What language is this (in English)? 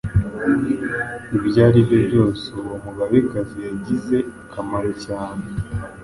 Kinyarwanda